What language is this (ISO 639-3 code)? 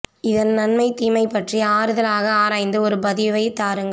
tam